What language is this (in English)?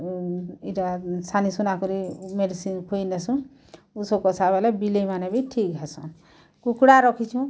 Odia